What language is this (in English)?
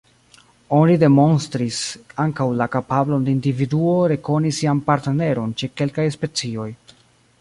Esperanto